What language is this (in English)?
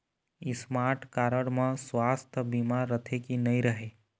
Chhattisgarhi